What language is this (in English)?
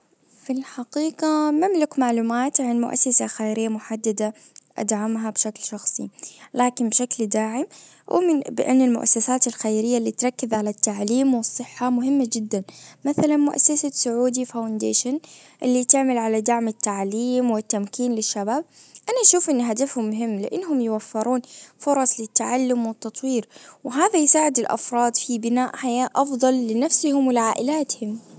Najdi Arabic